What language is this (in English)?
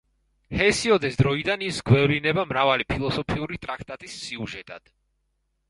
Georgian